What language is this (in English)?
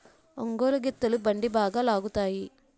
Telugu